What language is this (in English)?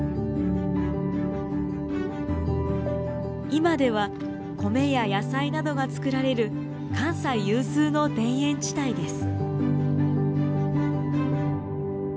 Japanese